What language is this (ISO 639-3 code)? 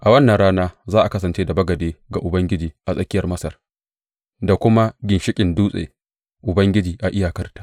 hau